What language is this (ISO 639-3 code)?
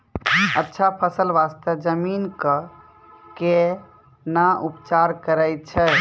mai